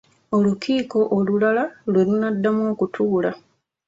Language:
Ganda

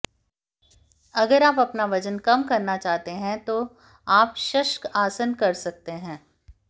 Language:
Hindi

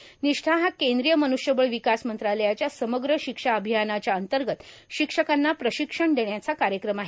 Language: Marathi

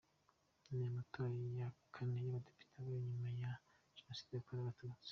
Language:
Kinyarwanda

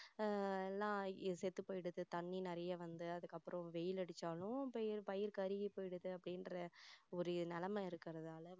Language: Tamil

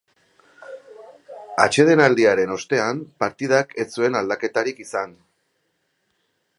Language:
Basque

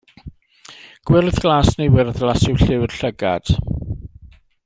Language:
Welsh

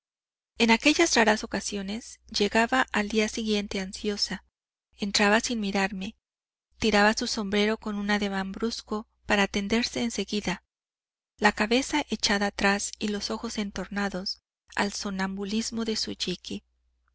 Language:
Spanish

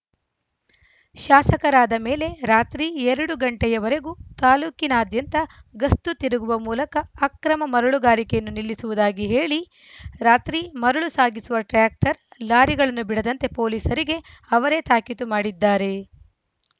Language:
Kannada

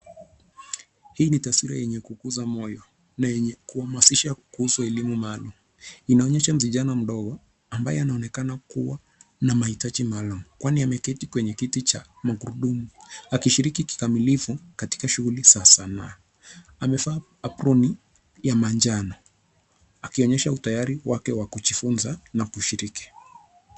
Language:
Swahili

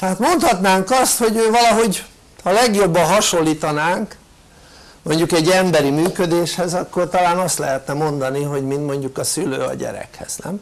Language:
Hungarian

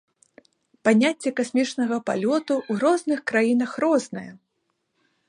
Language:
Belarusian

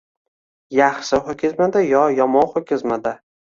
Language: Uzbek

